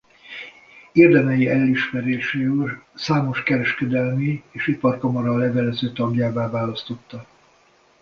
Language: Hungarian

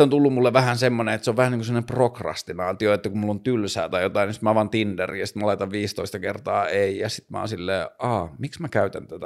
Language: Finnish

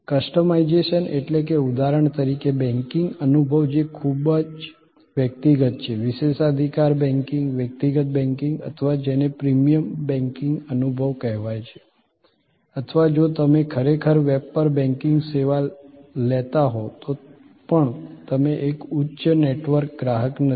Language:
Gujarati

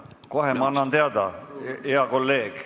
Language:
Estonian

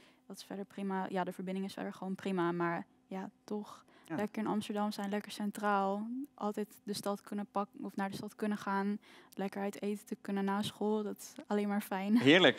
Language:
Dutch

